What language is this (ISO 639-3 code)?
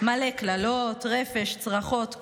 heb